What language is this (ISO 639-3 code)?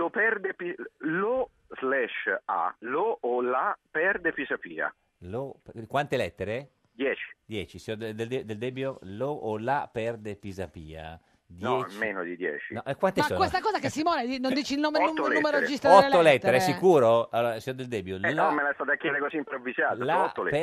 ita